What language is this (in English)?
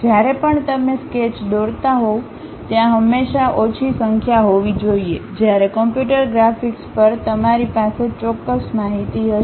Gujarati